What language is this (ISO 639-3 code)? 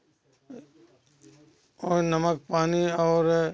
hin